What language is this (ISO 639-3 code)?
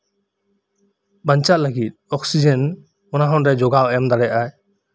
sat